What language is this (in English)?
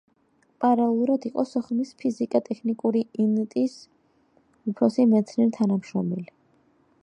Georgian